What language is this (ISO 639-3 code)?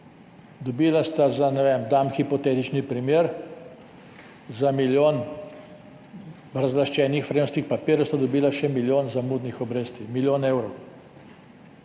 slv